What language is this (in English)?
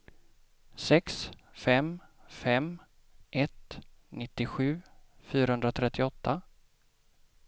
Swedish